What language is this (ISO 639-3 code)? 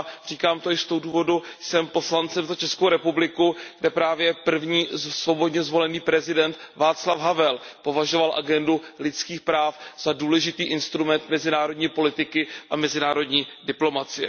ces